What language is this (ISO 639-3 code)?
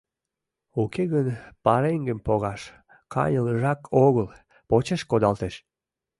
chm